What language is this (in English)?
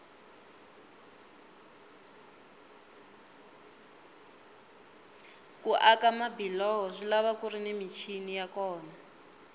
Tsonga